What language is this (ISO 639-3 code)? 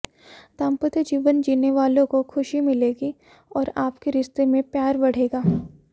hin